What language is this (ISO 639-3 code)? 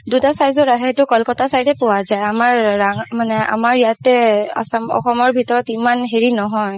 asm